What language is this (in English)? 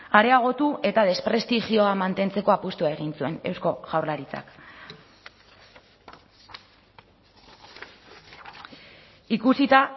Basque